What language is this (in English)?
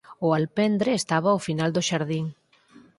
Galician